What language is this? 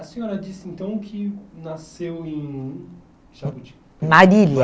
Portuguese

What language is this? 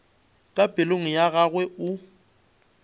Northern Sotho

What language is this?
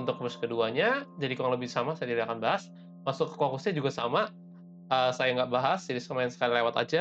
Indonesian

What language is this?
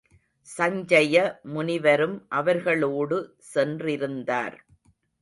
Tamil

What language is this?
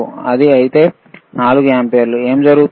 Telugu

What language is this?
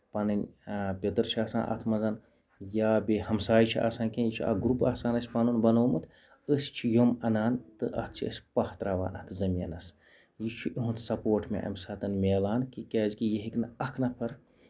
Kashmiri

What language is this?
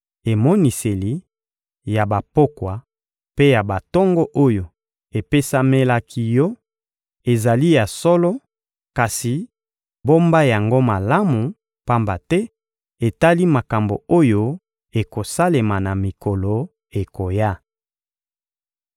Lingala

